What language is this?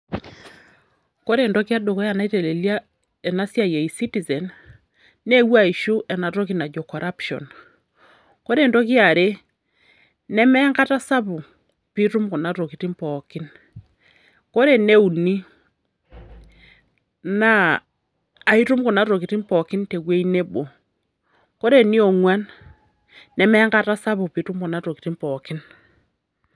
Masai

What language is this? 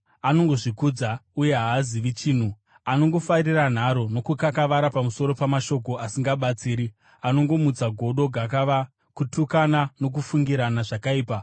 Shona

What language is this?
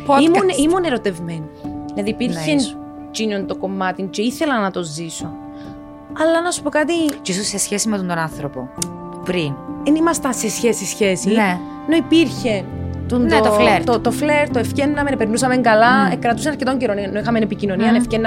Greek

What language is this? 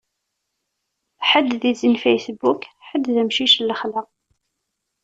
Kabyle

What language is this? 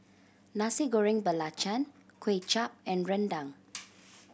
English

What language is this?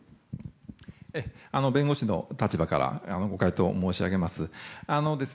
Japanese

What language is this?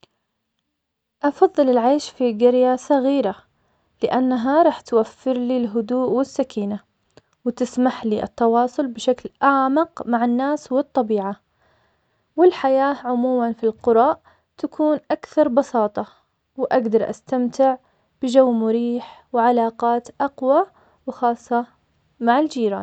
Omani Arabic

